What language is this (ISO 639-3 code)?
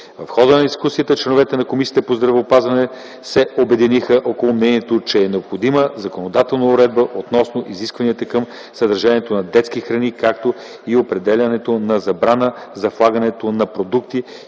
bul